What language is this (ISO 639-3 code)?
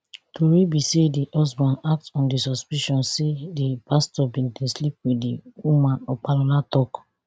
pcm